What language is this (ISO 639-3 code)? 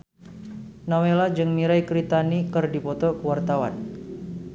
sun